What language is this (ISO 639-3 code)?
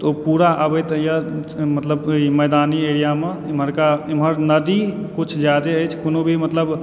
mai